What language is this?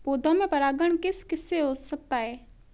Hindi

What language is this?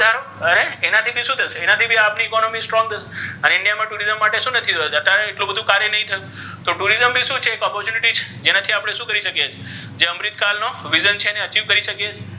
Gujarati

